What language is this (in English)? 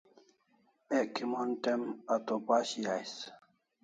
Kalasha